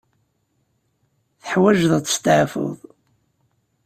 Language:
Kabyle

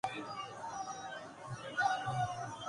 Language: Urdu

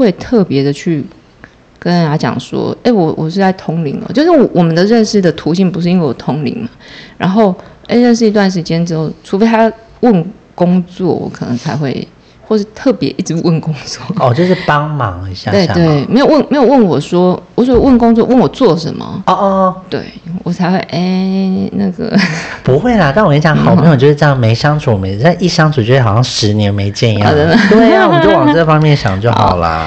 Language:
Chinese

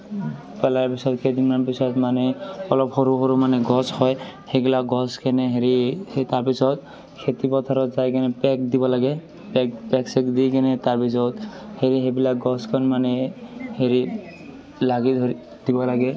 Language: Assamese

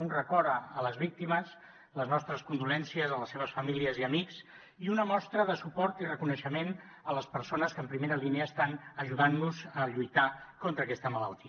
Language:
Catalan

